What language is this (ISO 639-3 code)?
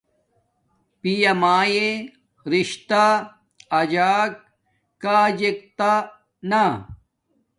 dmk